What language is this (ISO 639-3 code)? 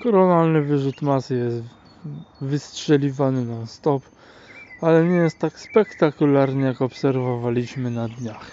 pol